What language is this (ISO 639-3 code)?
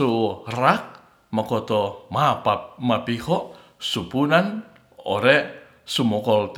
rth